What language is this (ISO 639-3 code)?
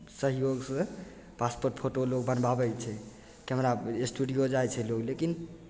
mai